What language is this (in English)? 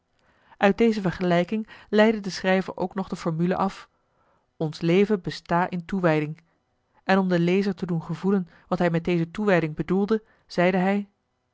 Dutch